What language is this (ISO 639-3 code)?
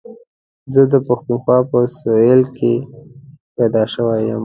pus